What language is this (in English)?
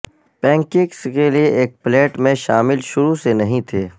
Urdu